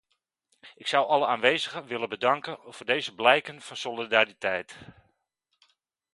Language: Dutch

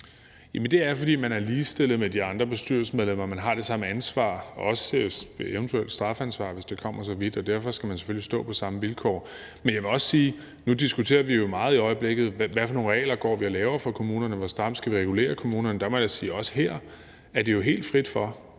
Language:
Danish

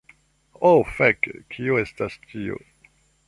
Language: Esperanto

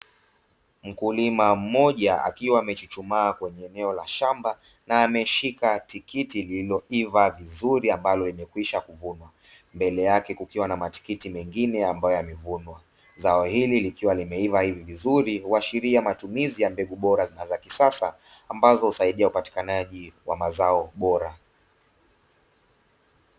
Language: Swahili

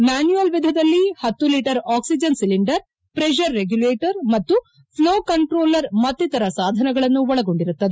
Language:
Kannada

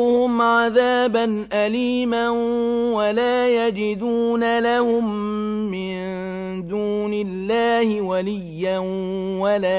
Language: Arabic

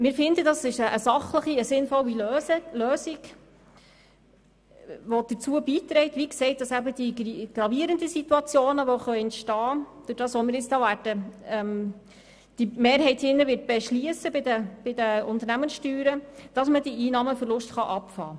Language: Swiss German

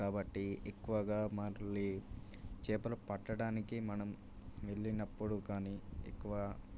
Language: Telugu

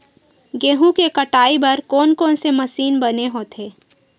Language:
Chhattisgarhi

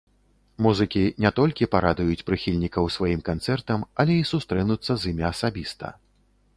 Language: Belarusian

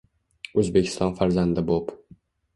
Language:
Uzbek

